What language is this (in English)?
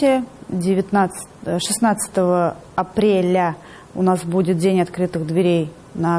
Russian